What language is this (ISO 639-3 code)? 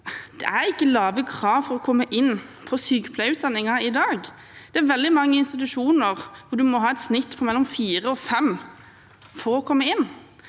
nor